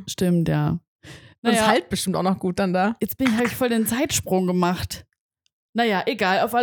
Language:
German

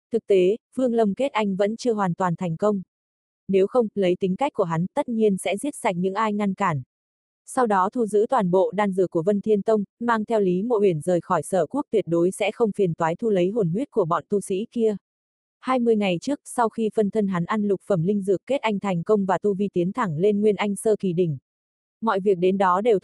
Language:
Vietnamese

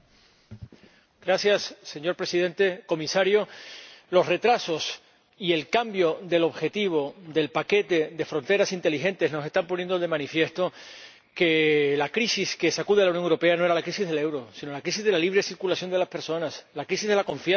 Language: Spanish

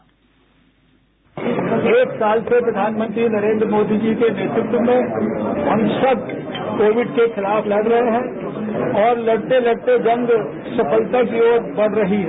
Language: Hindi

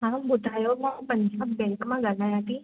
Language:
Sindhi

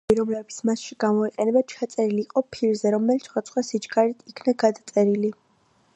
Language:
Georgian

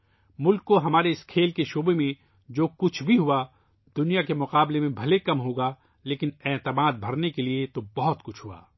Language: Urdu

